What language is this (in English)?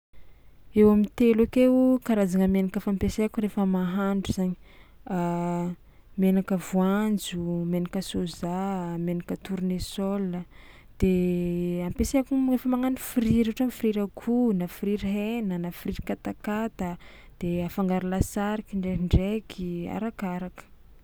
Tsimihety Malagasy